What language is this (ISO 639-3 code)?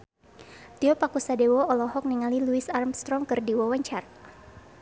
sun